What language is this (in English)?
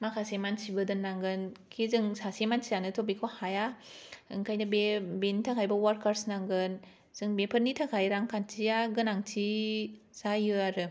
Bodo